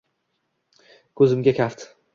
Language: Uzbek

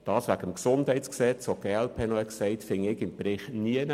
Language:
Swiss German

